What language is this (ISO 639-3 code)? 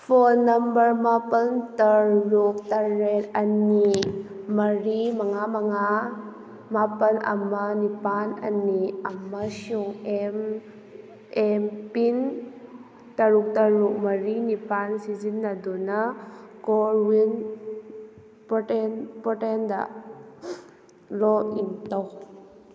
mni